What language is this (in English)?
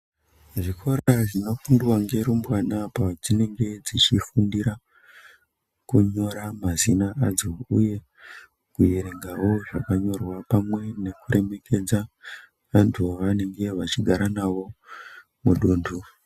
Ndau